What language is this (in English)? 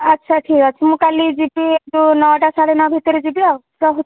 Odia